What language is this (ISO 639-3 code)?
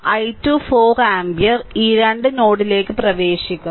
mal